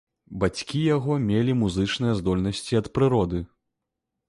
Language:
Belarusian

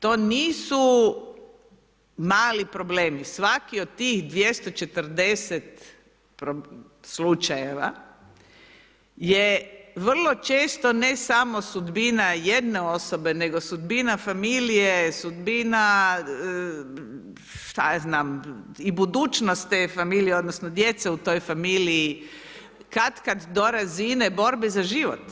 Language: Croatian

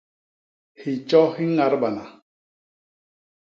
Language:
Basaa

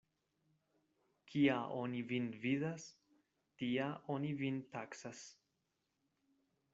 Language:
Esperanto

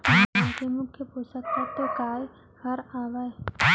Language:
Chhattisgarhi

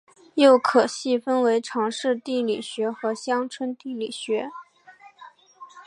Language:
Chinese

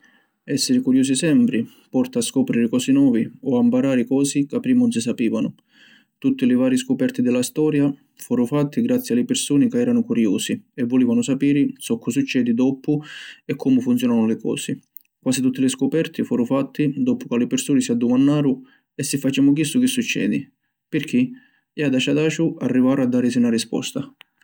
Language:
Sicilian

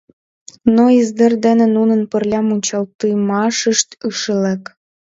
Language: Mari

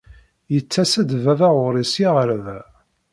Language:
Kabyle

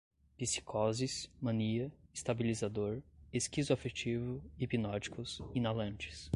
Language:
Portuguese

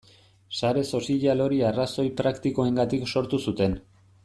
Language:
Basque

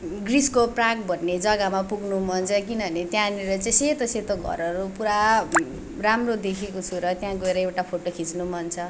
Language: Nepali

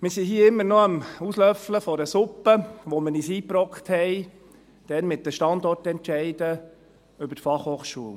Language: Swiss German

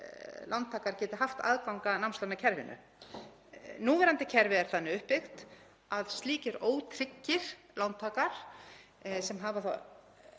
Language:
Icelandic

